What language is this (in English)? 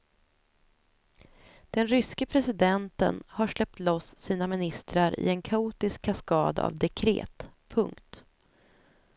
Swedish